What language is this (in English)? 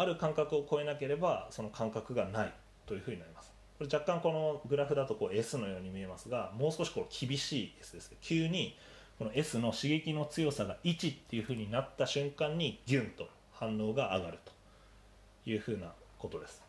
Japanese